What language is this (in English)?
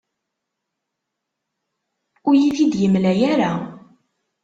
Kabyle